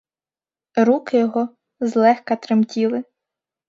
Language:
Ukrainian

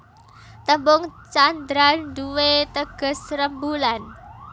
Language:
Javanese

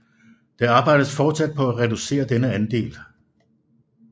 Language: Danish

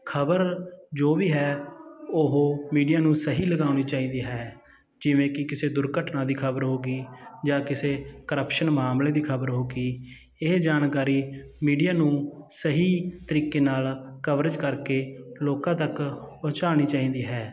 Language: Punjabi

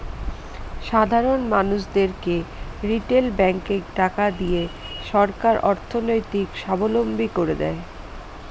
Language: Bangla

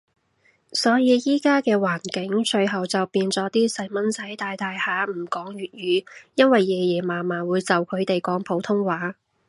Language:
Cantonese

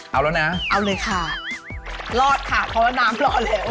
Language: Thai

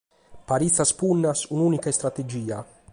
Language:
Sardinian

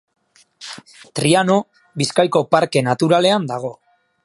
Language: Basque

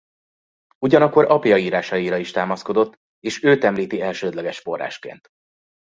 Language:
Hungarian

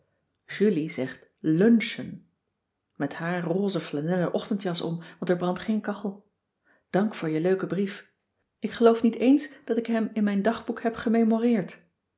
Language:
Dutch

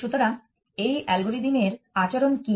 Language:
Bangla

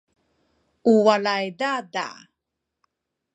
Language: Sakizaya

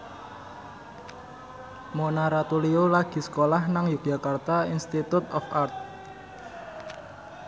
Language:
Javanese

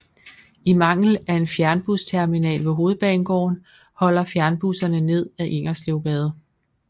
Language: Danish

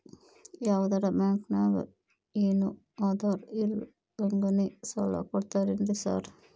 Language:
Kannada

